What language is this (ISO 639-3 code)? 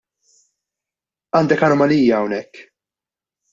mlt